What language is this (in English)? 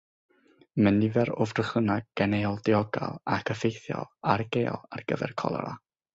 Welsh